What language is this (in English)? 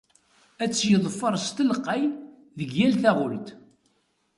Kabyle